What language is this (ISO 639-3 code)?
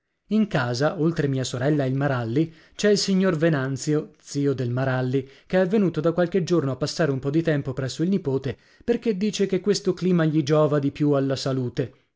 ita